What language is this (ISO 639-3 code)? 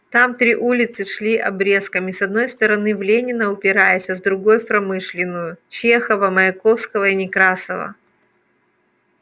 rus